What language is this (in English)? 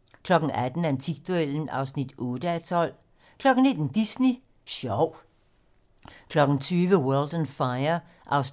Danish